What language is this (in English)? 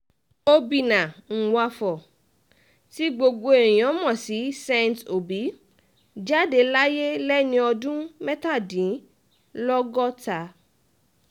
Yoruba